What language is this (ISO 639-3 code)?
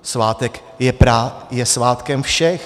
ces